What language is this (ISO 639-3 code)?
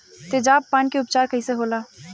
bho